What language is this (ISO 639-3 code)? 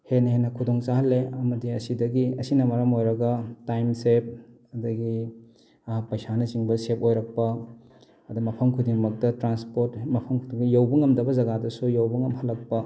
mni